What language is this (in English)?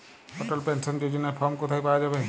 Bangla